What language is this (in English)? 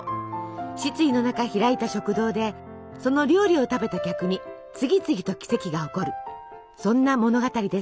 Japanese